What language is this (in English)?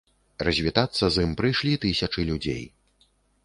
Belarusian